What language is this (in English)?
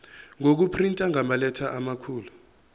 Zulu